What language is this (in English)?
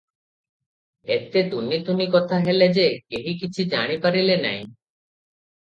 Odia